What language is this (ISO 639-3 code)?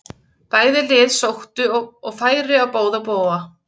isl